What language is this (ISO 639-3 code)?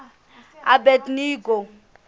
sot